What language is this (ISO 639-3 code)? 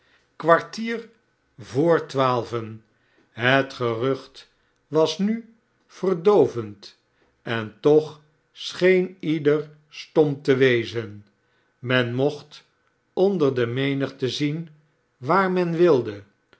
nld